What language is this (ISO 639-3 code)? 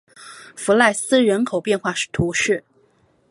zho